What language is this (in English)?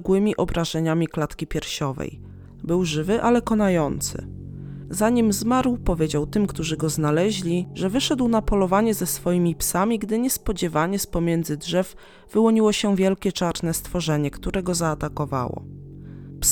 Polish